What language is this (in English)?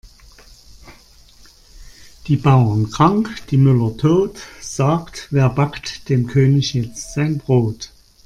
German